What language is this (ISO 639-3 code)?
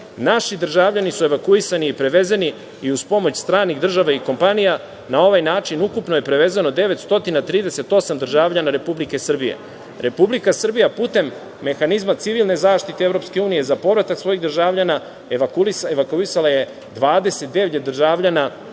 srp